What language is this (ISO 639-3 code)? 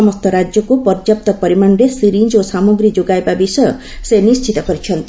ori